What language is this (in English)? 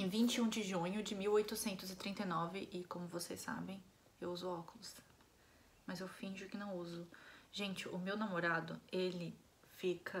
Portuguese